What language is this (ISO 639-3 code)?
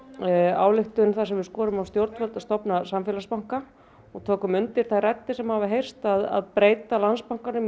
isl